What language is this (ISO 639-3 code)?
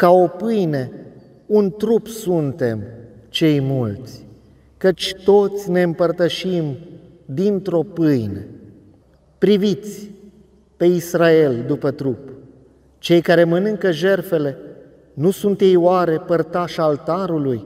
ron